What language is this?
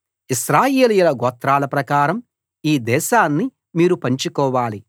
Telugu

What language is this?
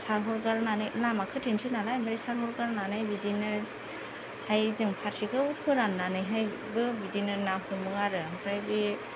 Bodo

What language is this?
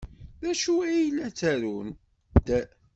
Kabyle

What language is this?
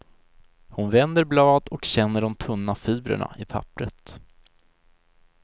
Swedish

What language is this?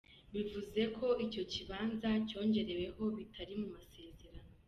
Kinyarwanda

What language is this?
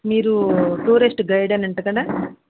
Telugu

